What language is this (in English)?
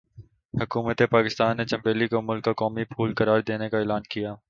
Urdu